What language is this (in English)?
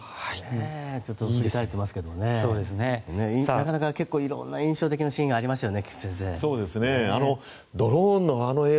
Japanese